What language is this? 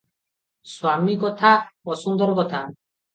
Odia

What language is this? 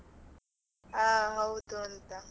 Kannada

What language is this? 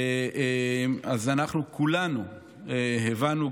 Hebrew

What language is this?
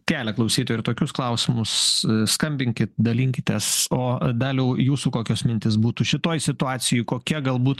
Lithuanian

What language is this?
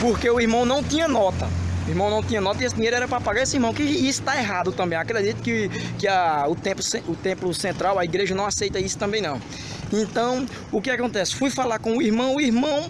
Portuguese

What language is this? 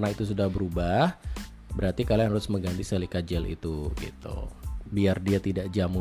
Indonesian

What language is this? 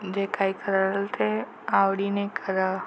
Marathi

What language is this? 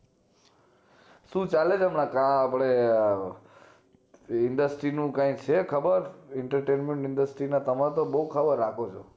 Gujarati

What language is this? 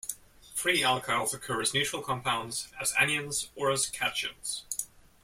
English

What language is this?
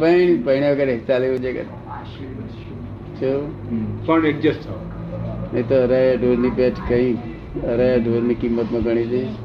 Gujarati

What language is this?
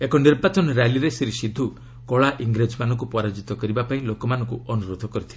Odia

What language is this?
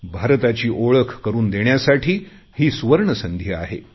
Marathi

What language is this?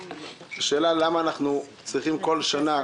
Hebrew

